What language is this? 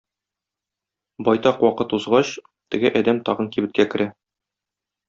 Tatar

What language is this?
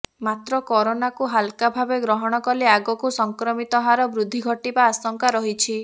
Odia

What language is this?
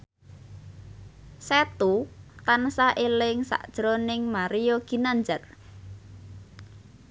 Javanese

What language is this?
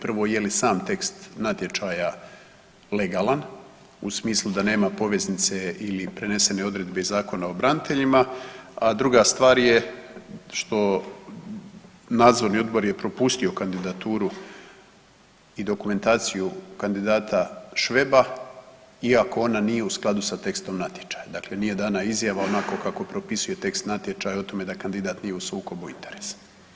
Croatian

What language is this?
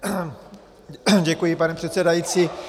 Czech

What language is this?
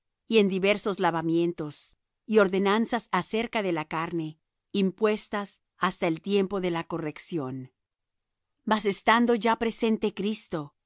Spanish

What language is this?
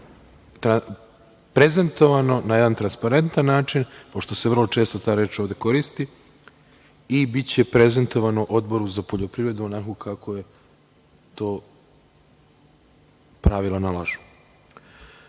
Serbian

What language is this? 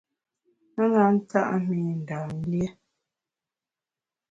Bamun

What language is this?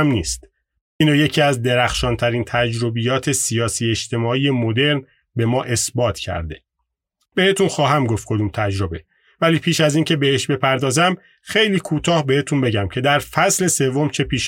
Persian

